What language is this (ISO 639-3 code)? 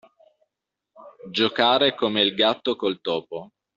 ita